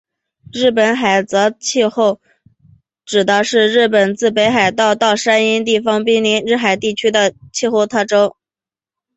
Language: Chinese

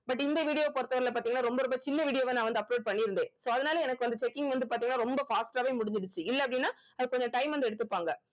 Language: Tamil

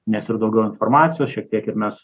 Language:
Lithuanian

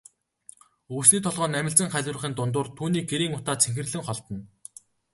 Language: Mongolian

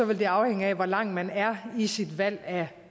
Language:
Danish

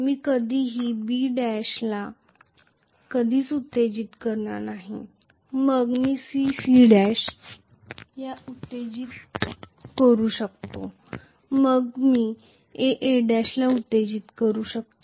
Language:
Marathi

